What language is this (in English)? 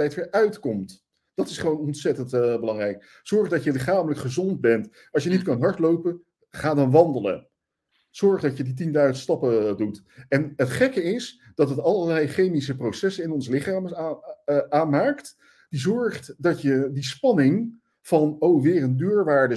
Dutch